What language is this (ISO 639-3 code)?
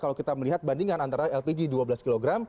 ind